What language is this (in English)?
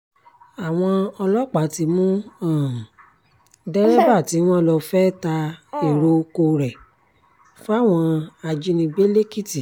Yoruba